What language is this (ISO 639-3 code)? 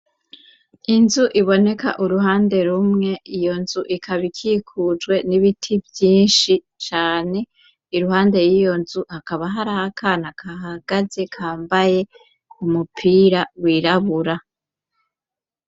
run